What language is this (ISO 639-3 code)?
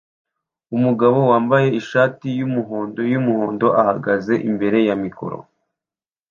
kin